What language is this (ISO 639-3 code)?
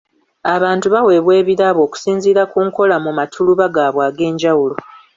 lug